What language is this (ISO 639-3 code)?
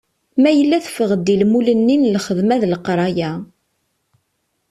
kab